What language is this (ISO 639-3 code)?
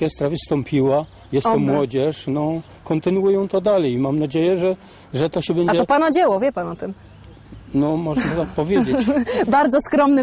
pol